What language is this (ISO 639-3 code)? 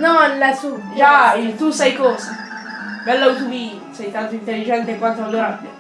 ita